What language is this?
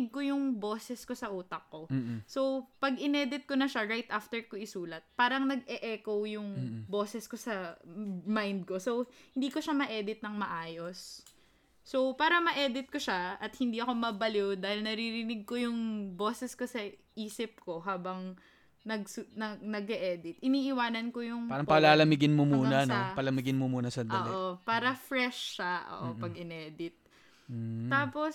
Filipino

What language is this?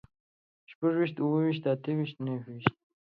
Pashto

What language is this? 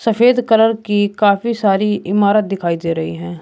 Hindi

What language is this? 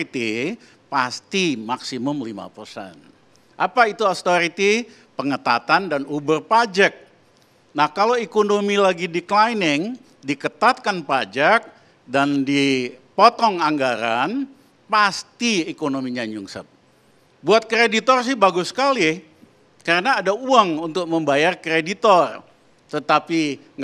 Indonesian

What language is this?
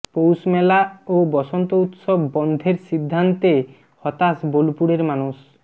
Bangla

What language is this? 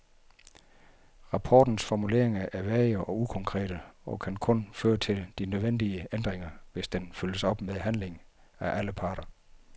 Danish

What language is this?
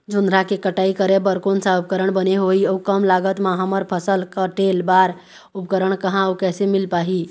Chhattisgarhi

